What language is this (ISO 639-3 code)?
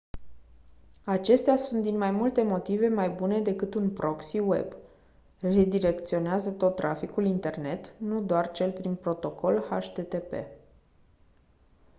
ron